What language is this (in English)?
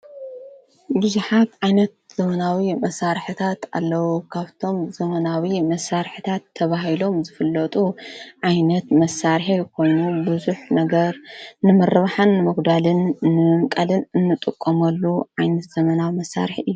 Tigrinya